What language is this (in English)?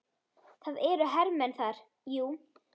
Icelandic